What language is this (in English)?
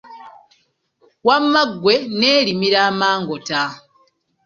Ganda